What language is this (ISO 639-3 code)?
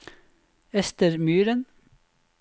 nor